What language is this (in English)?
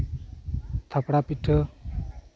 Santali